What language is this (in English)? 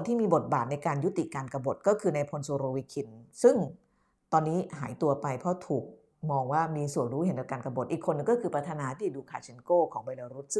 Thai